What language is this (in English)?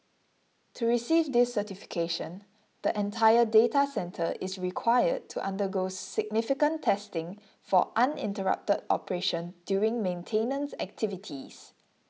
English